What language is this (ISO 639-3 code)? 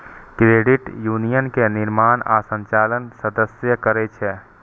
mai